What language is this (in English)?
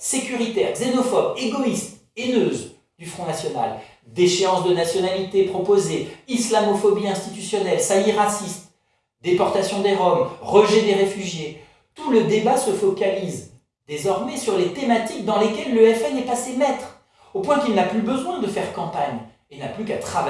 French